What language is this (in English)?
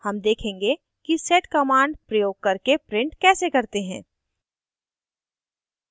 Hindi